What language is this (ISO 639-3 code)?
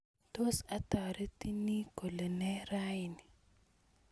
kln